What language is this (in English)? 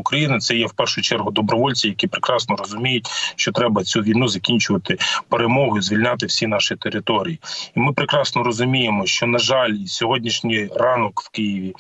Ukrainian